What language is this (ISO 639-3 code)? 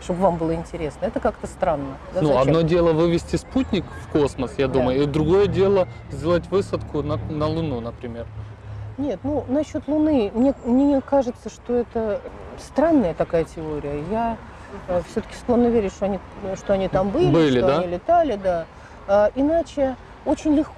rus